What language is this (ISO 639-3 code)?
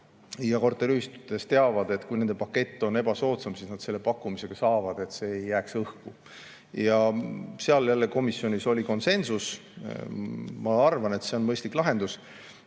est